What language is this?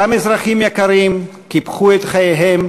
Hebrew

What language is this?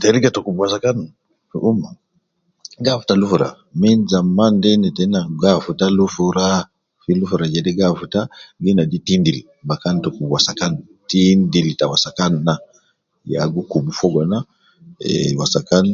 Nubi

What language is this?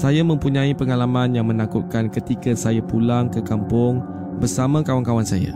Malay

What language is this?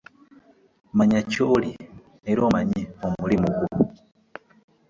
Ganda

